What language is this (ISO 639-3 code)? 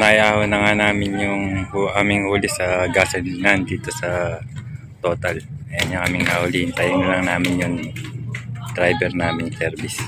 fil